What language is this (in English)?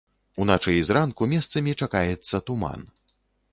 Belarusian